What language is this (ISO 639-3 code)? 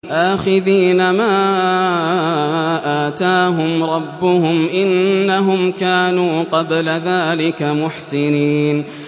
ara